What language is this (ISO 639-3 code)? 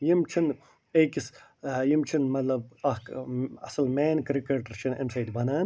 kas